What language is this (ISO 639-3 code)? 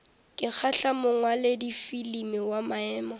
nso